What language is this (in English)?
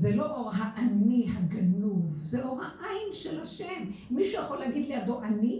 Hebrew